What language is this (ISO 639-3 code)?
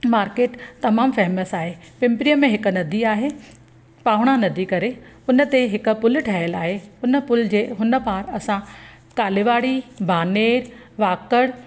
snd